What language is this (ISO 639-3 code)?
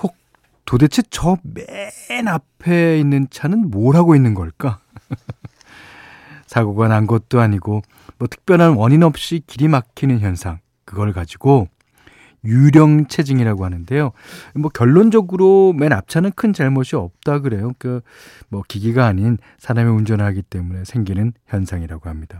kor